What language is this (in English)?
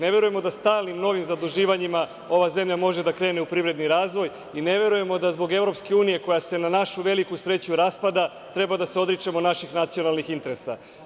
Serbian